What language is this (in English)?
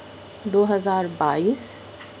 Urdu